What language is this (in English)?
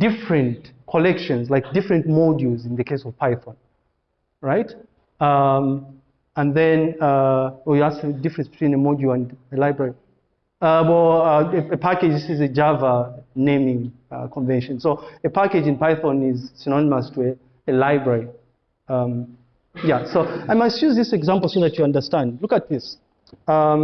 English